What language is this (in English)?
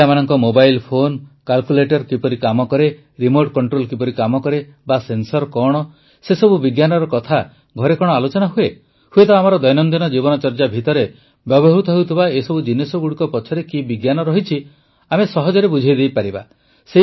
Odia